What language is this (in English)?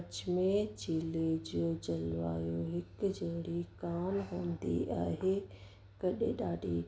Sindhi